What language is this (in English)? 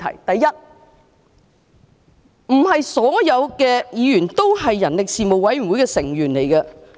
Cantonese